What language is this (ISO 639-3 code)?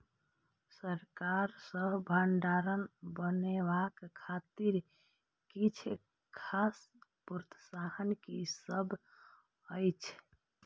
mai